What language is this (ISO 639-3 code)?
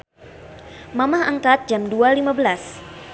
sun